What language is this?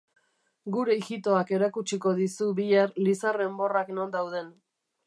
Basque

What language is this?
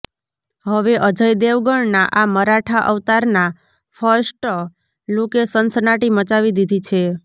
Gujarati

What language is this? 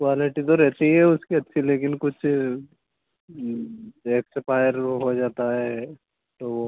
Hindi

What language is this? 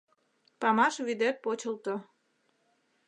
Mari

